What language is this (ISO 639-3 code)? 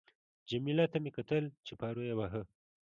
pus